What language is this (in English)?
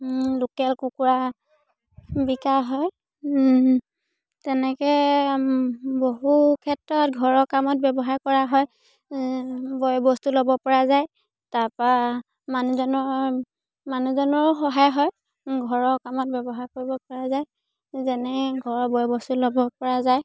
Assamese